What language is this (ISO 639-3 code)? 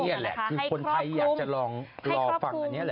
tha